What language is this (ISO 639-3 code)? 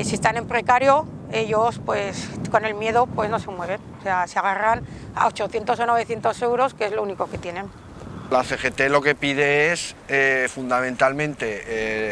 spa